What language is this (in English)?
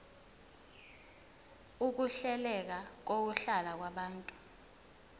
Zulu